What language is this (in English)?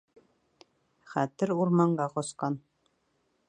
Bashkir